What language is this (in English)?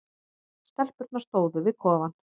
Icelandic